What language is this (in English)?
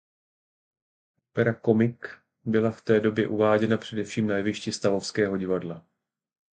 Czech